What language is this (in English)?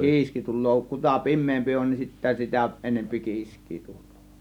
Finnish